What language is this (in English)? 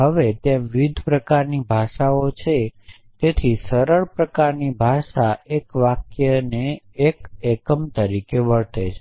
Gujarati